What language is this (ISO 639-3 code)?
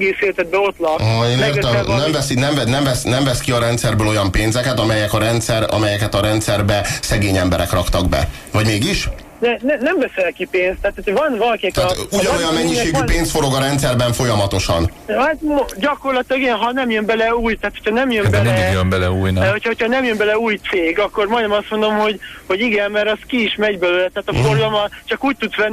hun